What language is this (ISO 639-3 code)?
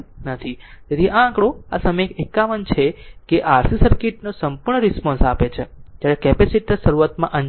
guj